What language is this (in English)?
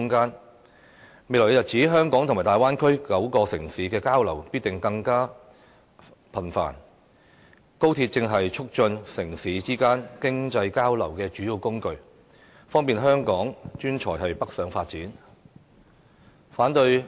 Cantonese